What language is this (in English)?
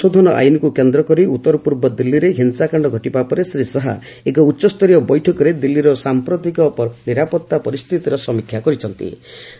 Odia